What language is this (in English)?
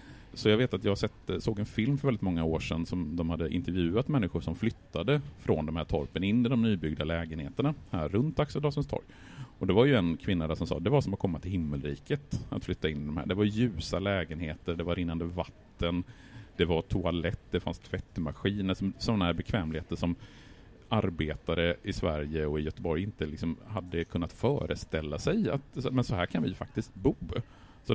Swedish